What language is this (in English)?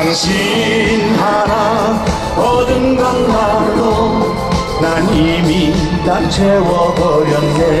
Korean